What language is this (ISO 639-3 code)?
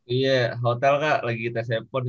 ind